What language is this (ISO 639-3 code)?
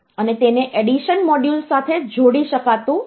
guj